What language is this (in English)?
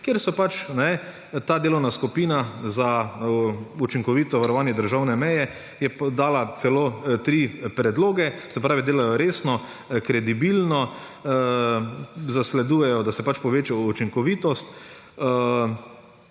Slovenian